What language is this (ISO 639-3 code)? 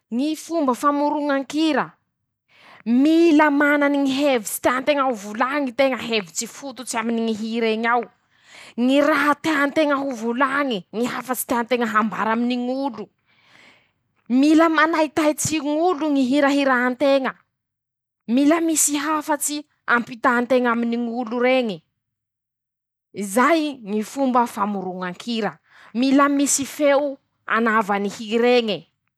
msh